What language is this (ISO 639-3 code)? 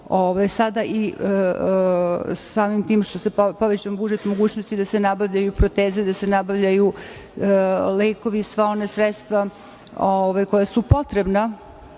srp